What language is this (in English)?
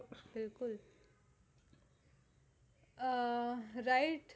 Gujarati